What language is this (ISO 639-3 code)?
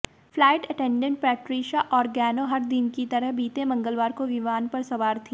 hin